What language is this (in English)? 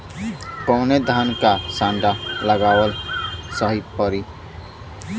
Bhojpuri